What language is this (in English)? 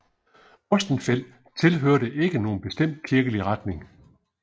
Danish